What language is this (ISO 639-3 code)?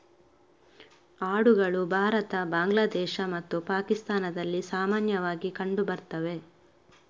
kan